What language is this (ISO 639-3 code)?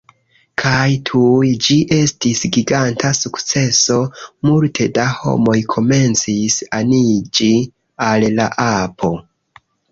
epo